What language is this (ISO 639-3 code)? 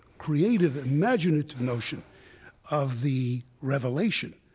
eng